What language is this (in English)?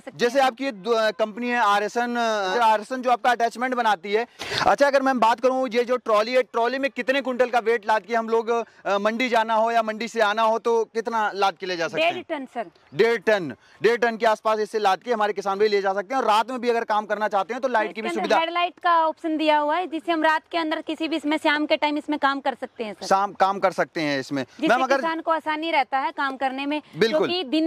Hindi